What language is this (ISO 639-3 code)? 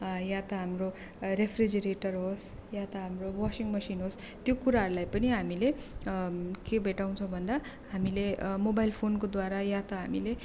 nep